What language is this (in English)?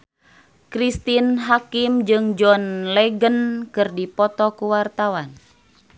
Sundanese